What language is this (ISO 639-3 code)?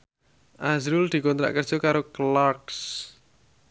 jav